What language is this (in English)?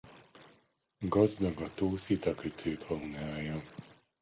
Hungarian